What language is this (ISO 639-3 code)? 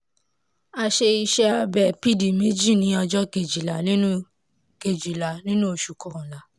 yor